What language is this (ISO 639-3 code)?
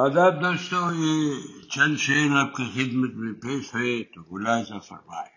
urd